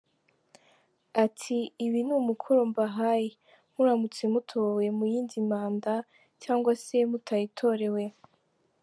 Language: Kinyarwanda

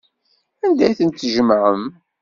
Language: Kabyle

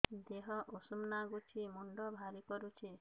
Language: Odia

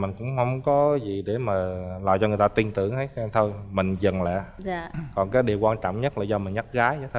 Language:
Vietnamese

